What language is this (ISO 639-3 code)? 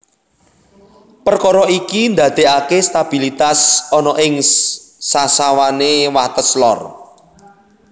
jav